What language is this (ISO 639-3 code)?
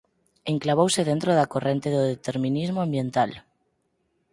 glg